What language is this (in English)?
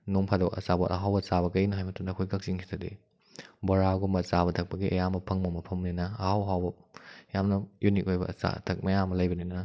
Manipuri